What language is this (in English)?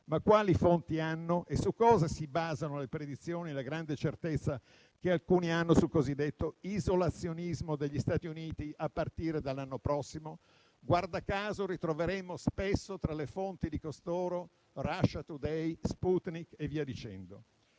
Italian